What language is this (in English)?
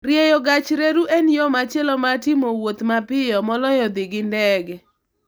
Luo (Kenya and Tanzania)